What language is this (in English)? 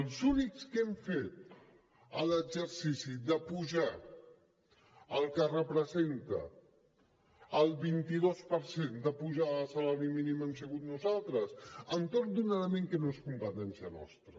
Catalan